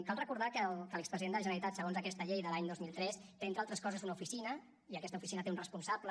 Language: Catalan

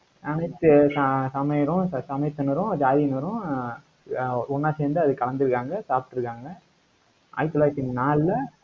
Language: Tamil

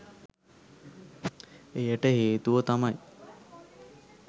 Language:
Sinhala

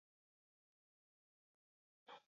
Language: Basque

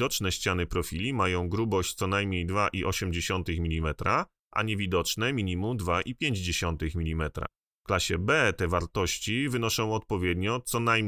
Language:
Polish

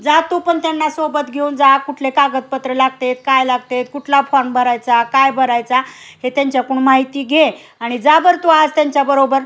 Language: Marathi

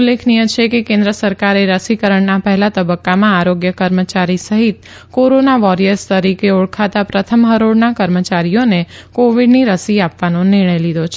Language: Gujarati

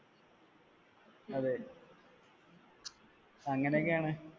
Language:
Malayalam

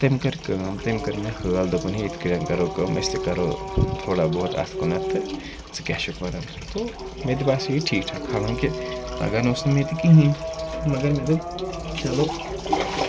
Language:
Kashmiri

